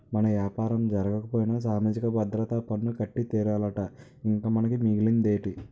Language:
Telugu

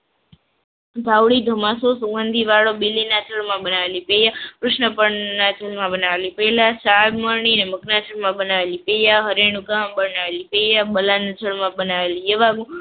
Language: Gujarati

